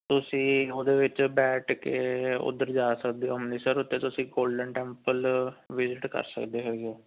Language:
Punjabi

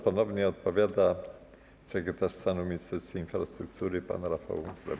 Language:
Polish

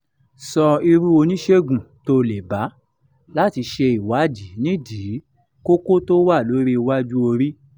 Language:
Yoruba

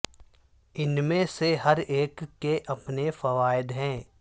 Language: Urdu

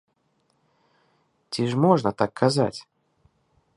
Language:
Belarusian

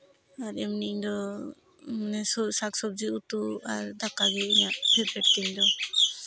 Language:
Santali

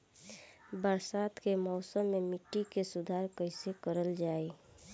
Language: Bhojpuri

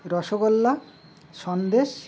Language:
Bangla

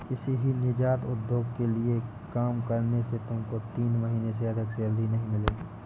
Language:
Hindi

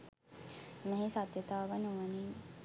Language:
Sinhala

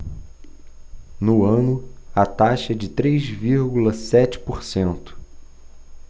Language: Portuguese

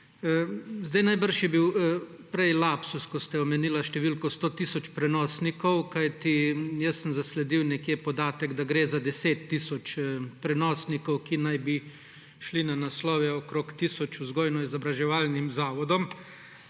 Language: Slovenian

